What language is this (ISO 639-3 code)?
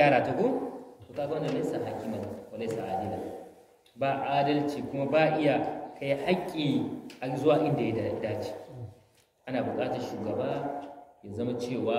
ara